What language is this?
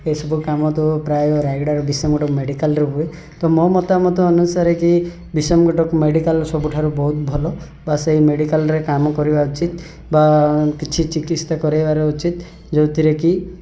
Odia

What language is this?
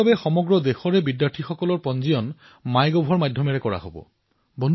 Assamese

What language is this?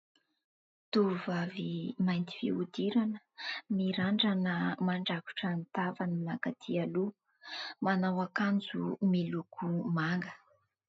Malagasy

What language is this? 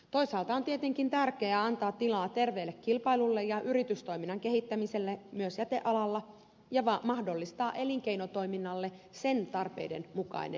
Finnish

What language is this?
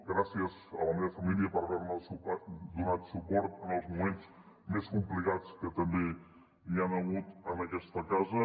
Catalan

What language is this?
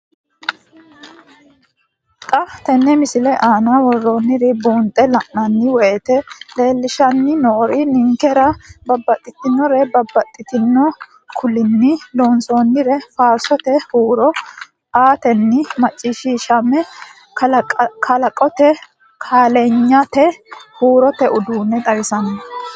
Sidamo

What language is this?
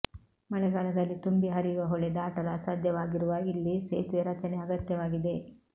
Kannada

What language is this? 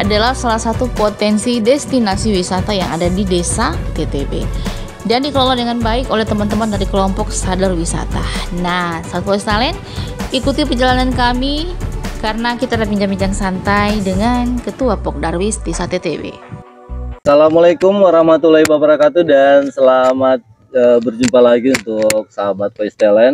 Indonesian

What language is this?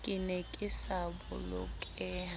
Southern Sotho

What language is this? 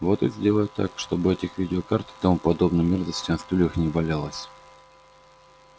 Russian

